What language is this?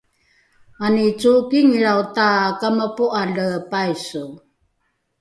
Rukai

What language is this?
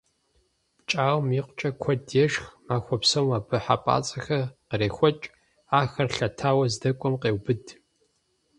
Kabardian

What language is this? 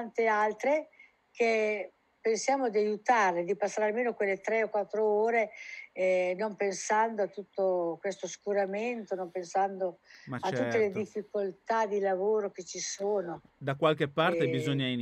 Italian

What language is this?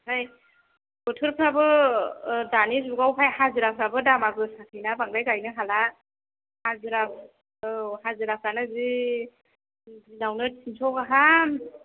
Bodo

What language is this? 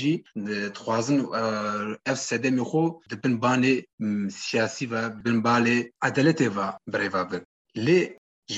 Turkish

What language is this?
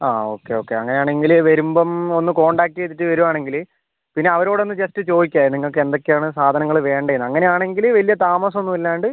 Malayalam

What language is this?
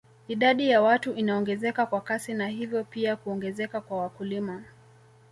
Swahili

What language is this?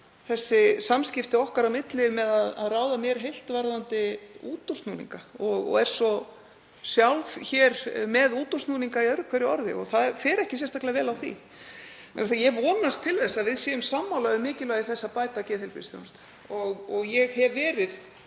Icelandic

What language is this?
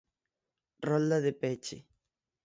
Galician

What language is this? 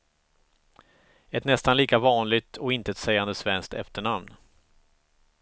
Swedish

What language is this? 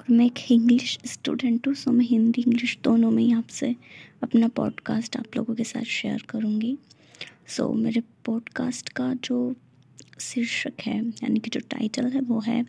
Hindi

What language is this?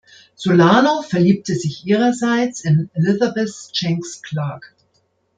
German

